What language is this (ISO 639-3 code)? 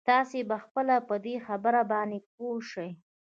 pus